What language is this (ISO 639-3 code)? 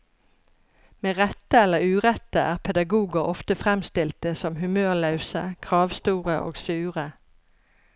nor